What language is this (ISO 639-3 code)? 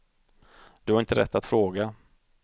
swe